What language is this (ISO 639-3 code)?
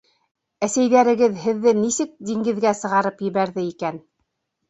bak